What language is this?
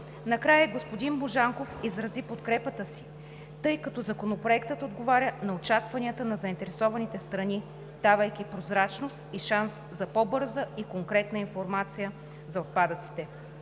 Bulgarian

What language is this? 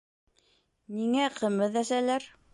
Bashkir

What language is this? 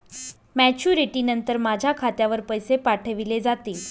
Marathi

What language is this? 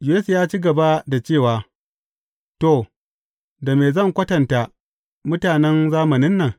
Hausa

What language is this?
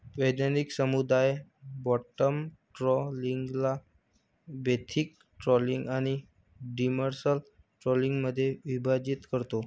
Marathi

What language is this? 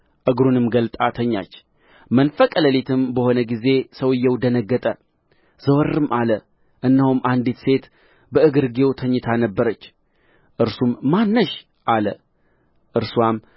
Amharic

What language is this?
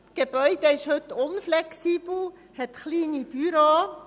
Swiss German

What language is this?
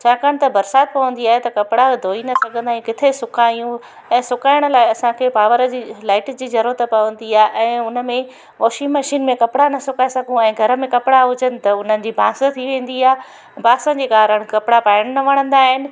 Sindhi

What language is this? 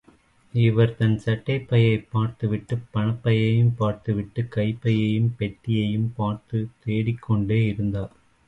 Tamil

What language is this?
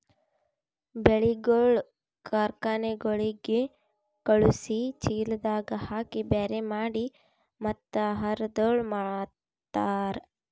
Kannada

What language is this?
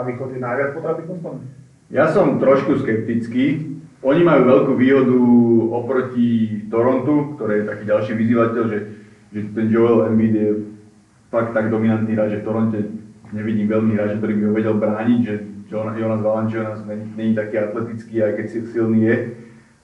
Slovak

